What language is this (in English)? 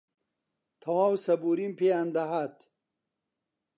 Central Kurdish